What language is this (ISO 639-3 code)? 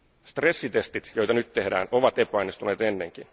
fin